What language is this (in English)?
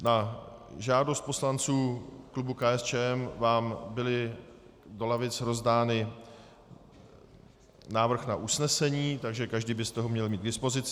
Czech